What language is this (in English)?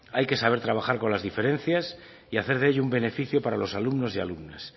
Spanish